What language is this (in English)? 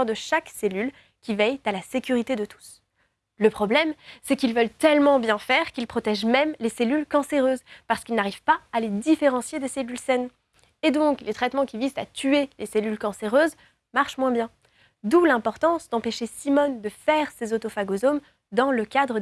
French